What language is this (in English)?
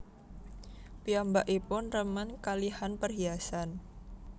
Javanese